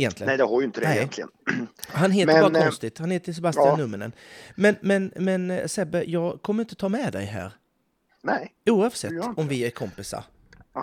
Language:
Swedish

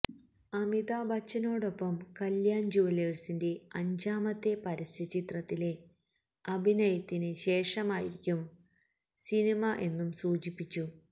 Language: Malayalam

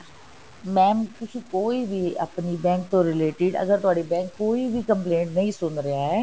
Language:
Punjabi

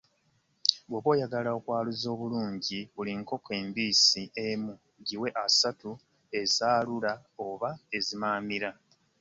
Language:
Ganda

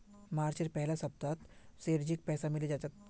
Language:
Magahi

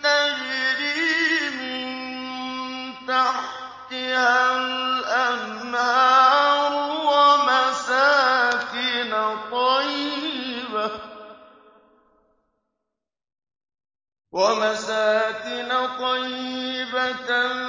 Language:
Arabic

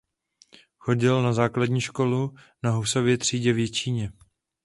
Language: Czech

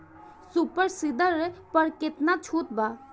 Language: Bhojpuri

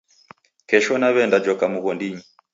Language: Taita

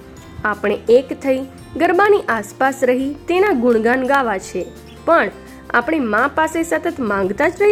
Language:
Gujarati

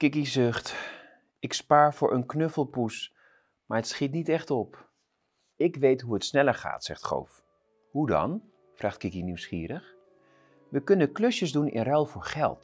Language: Dutch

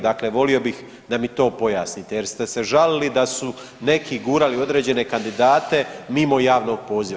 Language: Croatian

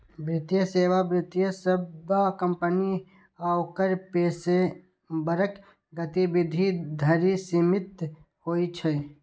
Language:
Maithili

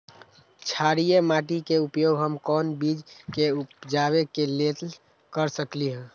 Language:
Magahi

